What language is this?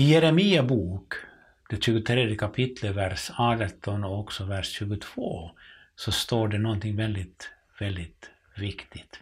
Swedish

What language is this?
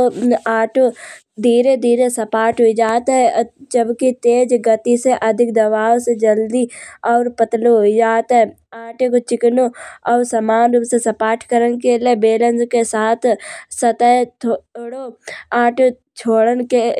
Kanauji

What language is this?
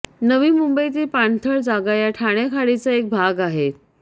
Marathi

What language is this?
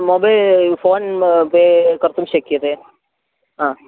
Sanskrit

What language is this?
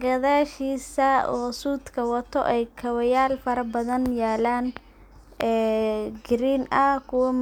Somali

